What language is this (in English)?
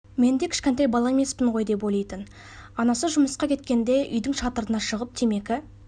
Kazakh